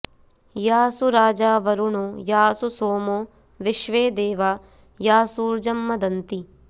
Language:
Sanskrit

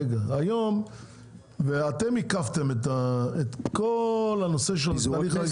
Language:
Hebrew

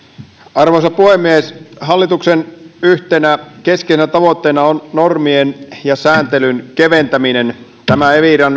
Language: Finnish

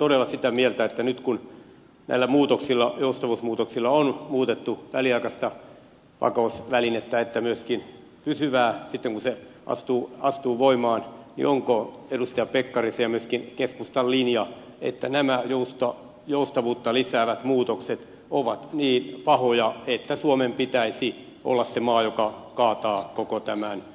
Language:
Finnish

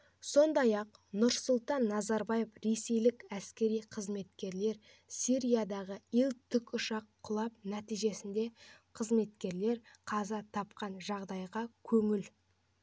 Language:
Kazakh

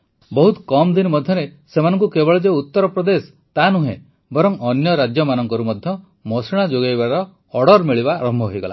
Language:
Odia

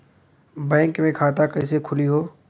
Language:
Bhojpuri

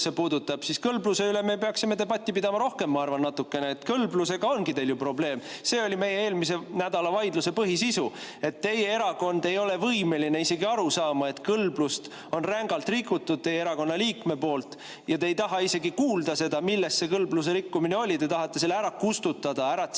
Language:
Estonian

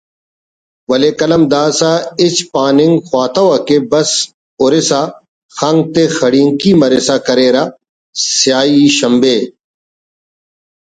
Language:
Brahui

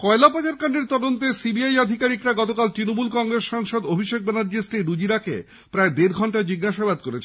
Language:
Bangla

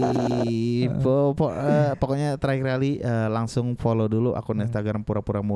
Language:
Indonesian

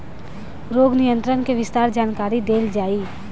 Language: Bhojpuri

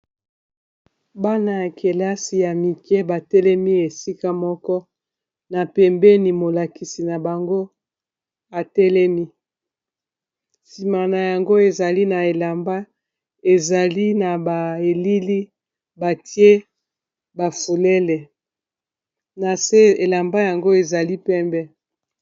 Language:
Lingala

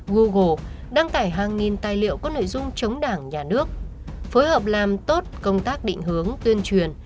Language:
Vietnamese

